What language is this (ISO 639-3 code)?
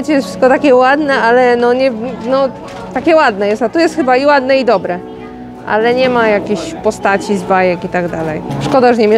pol